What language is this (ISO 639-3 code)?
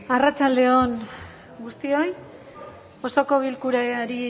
eus